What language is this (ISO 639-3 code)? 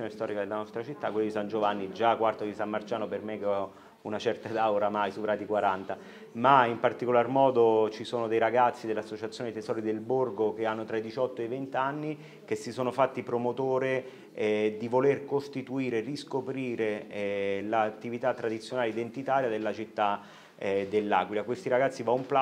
ita